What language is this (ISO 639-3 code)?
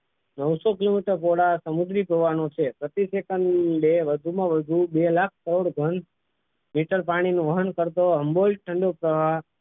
guj